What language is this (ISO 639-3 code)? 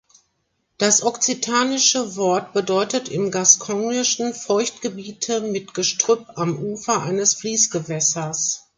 deu